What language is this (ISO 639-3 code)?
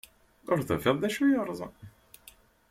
kab